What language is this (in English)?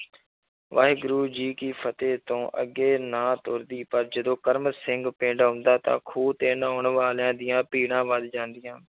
Punjabi